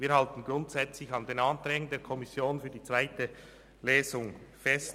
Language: Swiss German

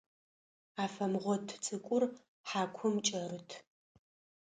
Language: Adyghe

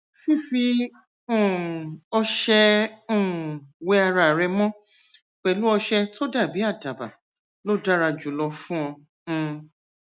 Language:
Yoruba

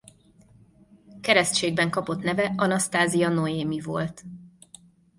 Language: Hungarian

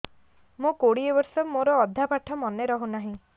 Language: Odia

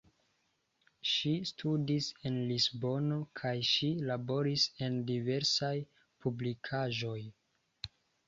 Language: Esperanto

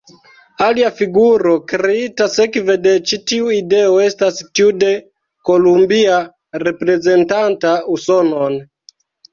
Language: Esperanto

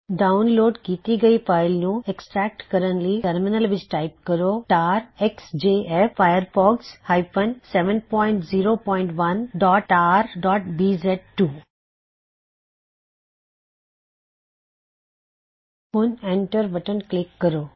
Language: Punjabi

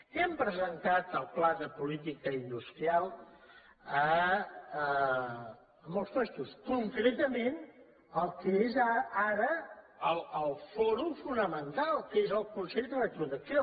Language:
Catalan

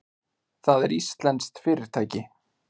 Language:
Icelandic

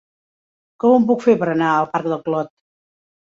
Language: Catalan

